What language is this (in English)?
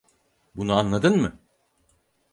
Turkish